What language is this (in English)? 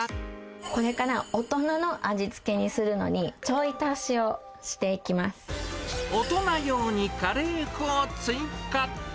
Japanese